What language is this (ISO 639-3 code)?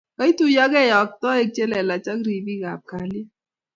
kln